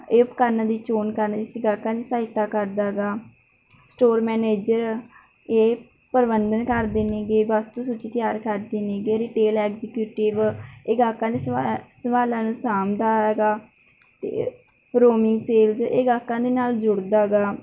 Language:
Punjabi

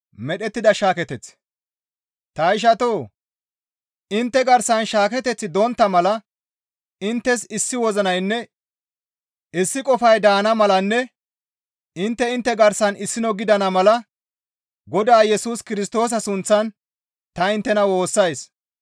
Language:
Gamo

